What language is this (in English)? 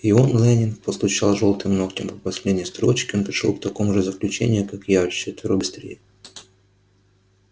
Russian